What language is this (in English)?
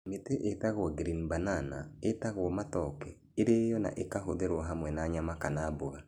Kikuyu